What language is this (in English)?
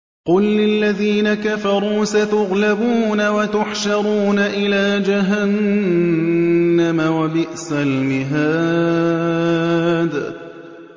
Arabic